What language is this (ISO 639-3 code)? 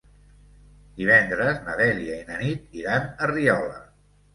cat